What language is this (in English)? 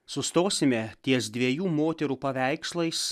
Lithuanian